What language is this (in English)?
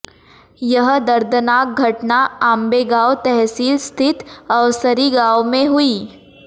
Hindi